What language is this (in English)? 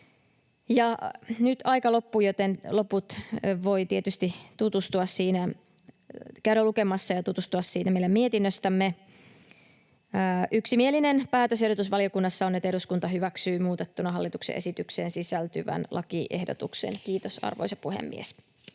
Finnish